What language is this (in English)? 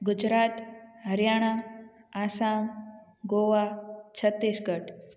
Sindhi